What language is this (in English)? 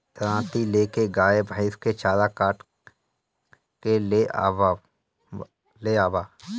Bhojpuri